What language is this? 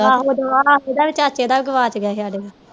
Punjabi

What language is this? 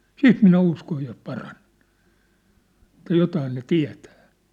Finnish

